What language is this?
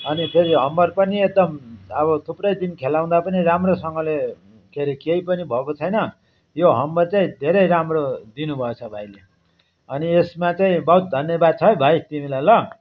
Nepali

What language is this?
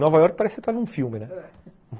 Portuguese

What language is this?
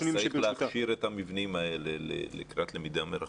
Hebrew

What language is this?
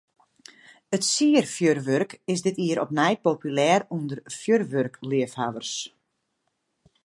Western Frisian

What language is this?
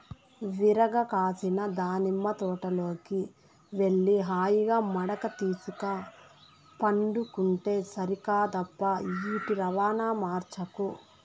Telugu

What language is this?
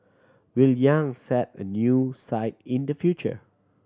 English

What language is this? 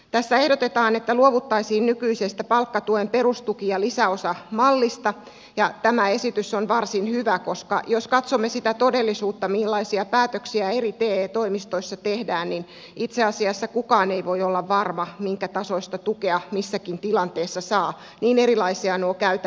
Finnish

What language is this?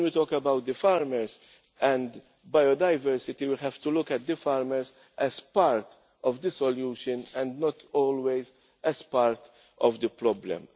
English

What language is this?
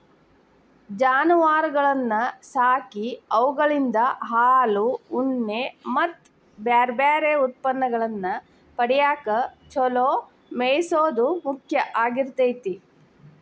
Kannada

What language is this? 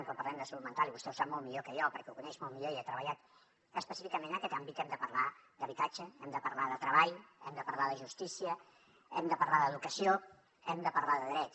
Catalan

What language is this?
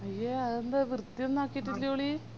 Malayalam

